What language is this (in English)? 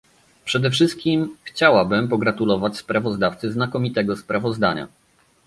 Polish